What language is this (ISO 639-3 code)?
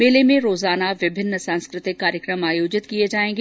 hin